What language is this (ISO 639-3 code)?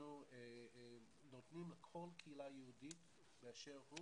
heb